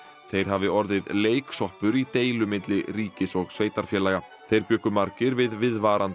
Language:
Icelandic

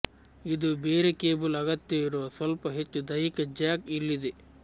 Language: Kannada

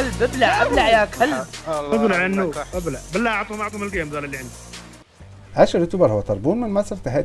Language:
Arabic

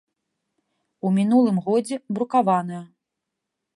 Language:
Belarusian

